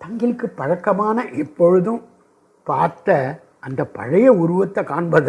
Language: Sanskrit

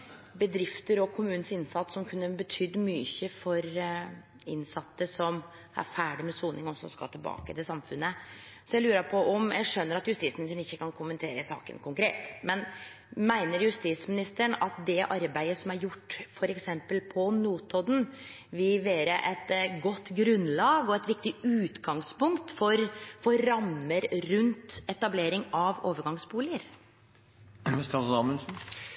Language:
Norwegian Nynorsk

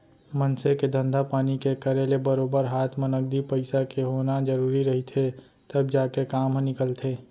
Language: Chhattisgarhi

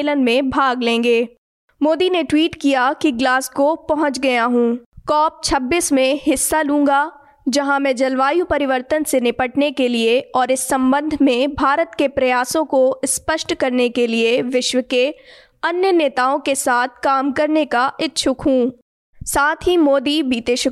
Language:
Hindi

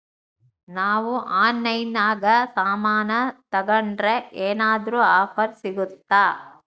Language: Kannada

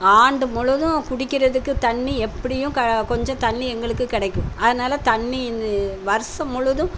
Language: Tamil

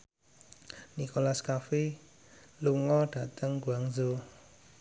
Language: Javanese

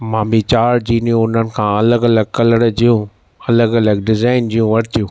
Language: Sindhi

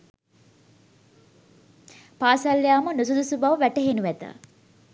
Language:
Sinhala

